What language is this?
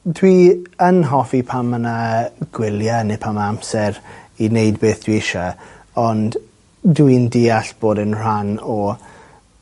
Welsh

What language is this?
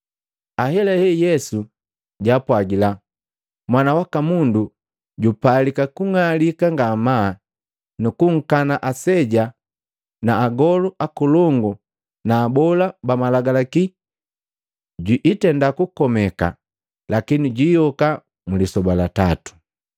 Matengo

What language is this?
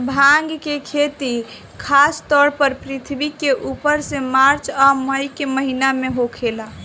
Bhojpuri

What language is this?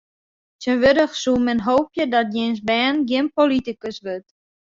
Western Frisian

